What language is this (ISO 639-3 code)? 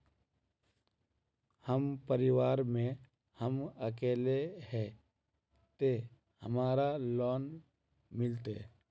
mag